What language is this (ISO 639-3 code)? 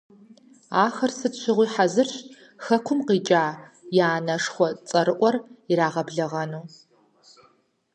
kbd